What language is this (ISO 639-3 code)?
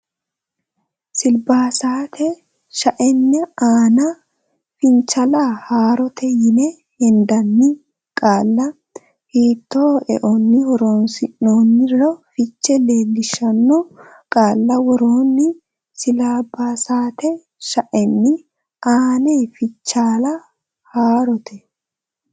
sid